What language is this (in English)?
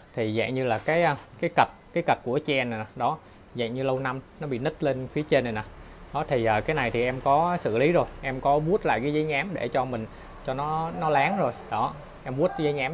Vietnamese